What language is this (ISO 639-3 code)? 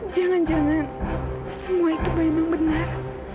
ind